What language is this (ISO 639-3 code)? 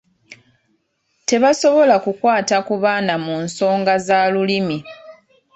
lug